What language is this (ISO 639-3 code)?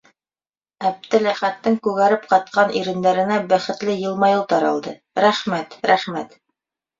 bak